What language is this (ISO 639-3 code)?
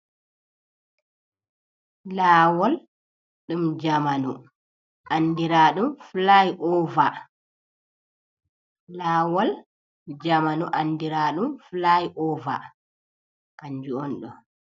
ful